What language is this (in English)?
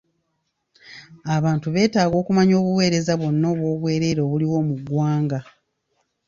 Ganda